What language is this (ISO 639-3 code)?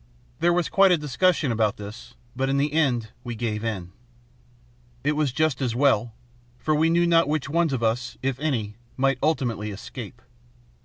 eng